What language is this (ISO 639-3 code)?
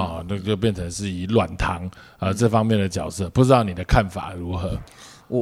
zho